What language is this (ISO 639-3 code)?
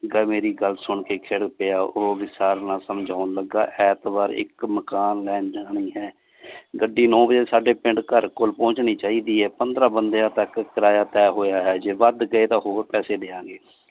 pan